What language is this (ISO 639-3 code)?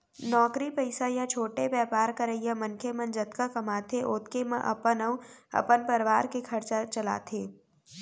hne